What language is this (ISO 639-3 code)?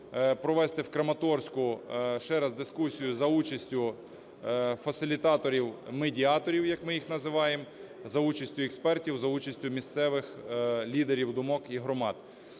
ukr